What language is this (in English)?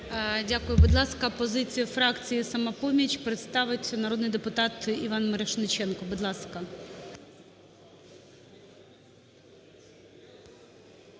Ukrainian